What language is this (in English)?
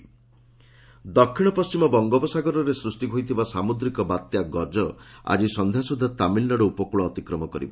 Odia